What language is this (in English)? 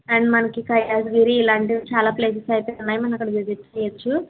Telugu